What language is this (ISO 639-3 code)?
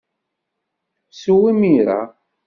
kab